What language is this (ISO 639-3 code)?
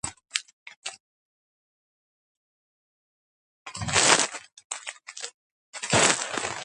kat